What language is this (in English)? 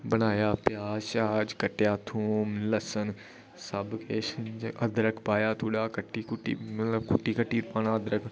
Dogri